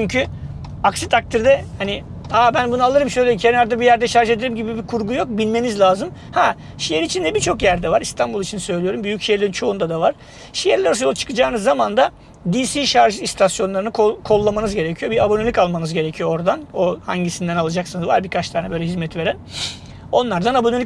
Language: Turkish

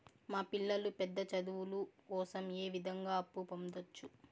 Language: Telugu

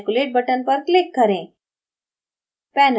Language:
Hindi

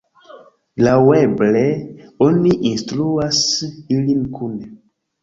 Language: Esperanto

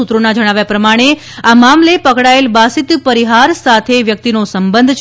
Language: Gujarati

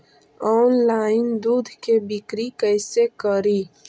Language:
Magahi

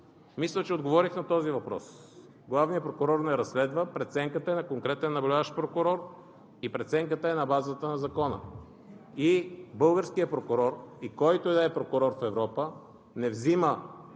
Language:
Bulgarian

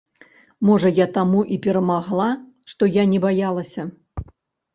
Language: Belarusian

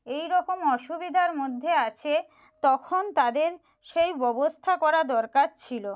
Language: Bangla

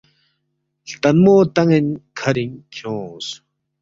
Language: Balti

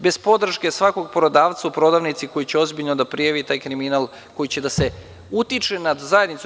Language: Serbian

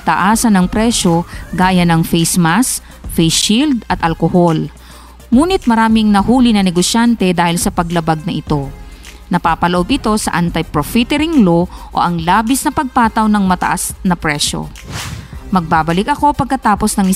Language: Filipino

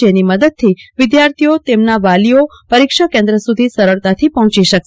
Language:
Gujarati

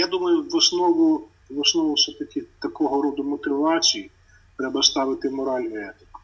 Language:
Ukrainian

